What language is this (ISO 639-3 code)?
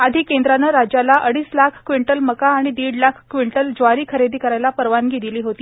mar